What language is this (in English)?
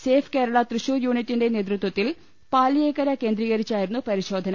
Malayalam